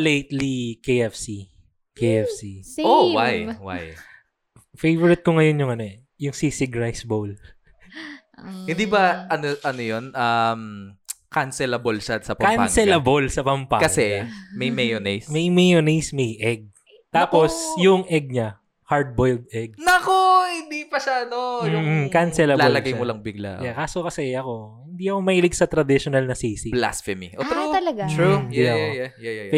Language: Filipino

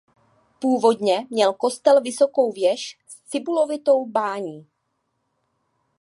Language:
Czech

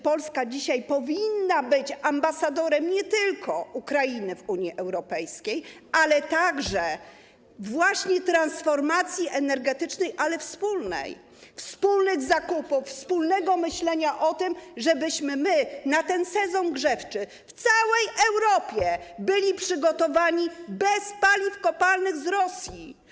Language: Polish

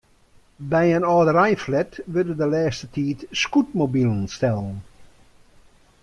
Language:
Western Frisian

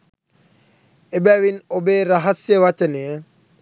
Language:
Sinhala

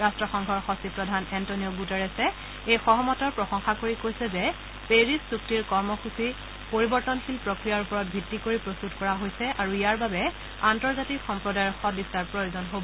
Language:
Assamese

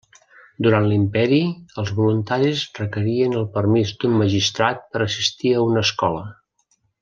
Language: Catalan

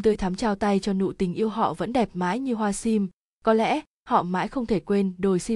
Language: Vietnamese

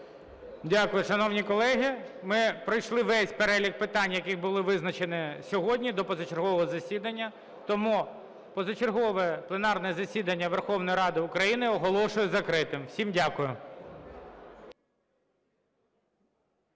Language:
Ukrainian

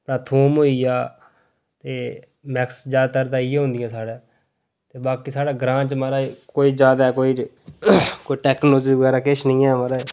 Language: Dogri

